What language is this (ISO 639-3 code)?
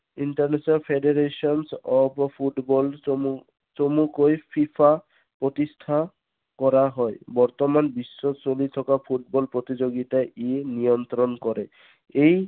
asm